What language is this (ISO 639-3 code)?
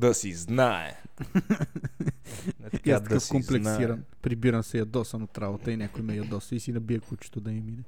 bul